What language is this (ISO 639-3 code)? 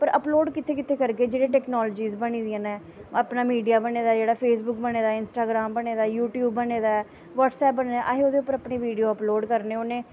doi